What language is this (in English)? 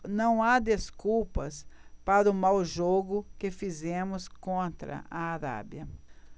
Portuguese